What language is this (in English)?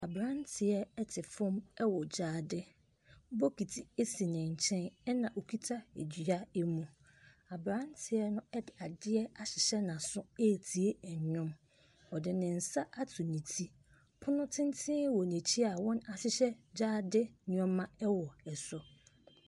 Akan